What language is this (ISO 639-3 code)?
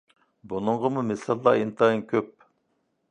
uig